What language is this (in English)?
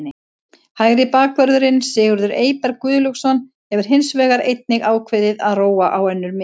Icelandic